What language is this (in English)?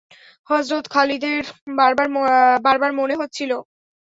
Bangla